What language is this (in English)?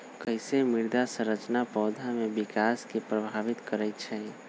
Magahi